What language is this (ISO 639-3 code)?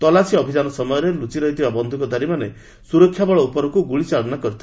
ori